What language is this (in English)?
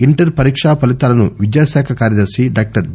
Telugu